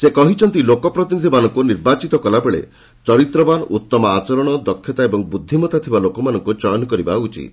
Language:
Odia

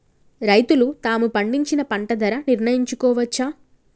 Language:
Telugu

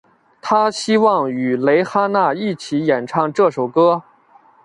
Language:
Chinese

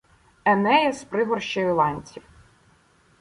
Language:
Ukrainian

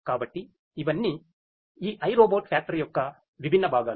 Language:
Telugu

